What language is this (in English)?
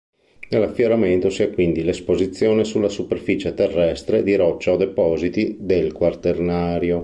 Italian